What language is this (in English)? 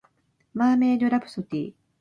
Japanese